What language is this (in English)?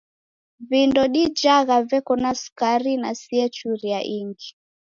Taita